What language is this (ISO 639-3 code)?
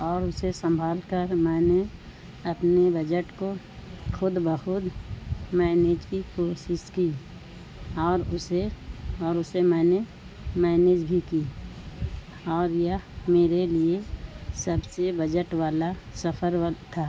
urd